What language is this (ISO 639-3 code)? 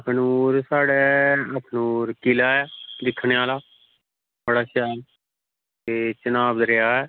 doi